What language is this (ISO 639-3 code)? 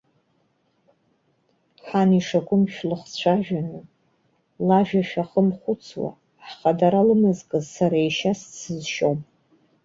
abk